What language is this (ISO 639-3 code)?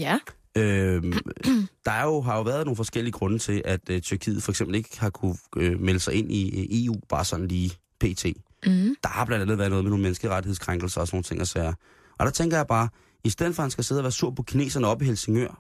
dan